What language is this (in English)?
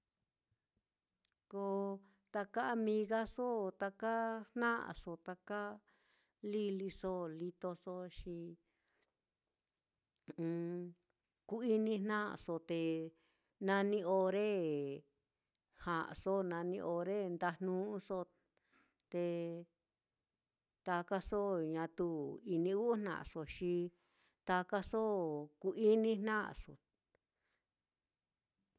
Mitlatongo Mixtec